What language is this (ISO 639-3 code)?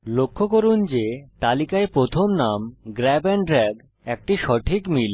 ben